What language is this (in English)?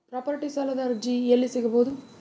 Kannada